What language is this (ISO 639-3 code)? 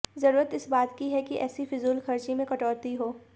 hin